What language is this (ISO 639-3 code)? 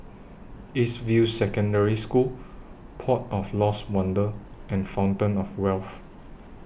eng